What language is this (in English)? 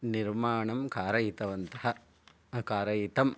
Sanskrit